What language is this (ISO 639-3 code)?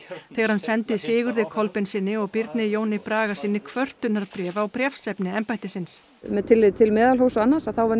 isl